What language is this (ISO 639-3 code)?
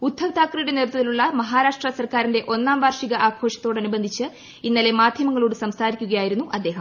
mal